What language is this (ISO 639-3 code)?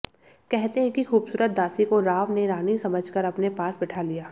hin